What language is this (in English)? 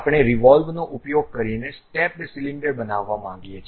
Gujarati